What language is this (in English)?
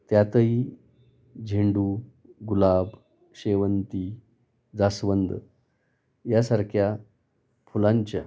Marathi